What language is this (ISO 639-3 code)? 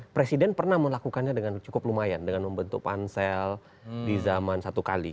ind